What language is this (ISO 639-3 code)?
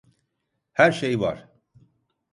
tur